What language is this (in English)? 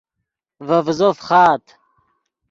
Yidgha